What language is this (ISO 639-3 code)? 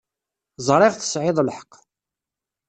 kab